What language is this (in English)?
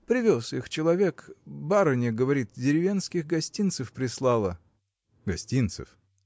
Russian